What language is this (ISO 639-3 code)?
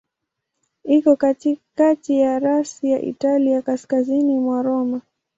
swa